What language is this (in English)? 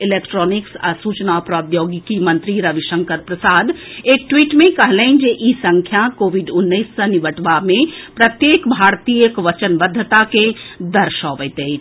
Maithili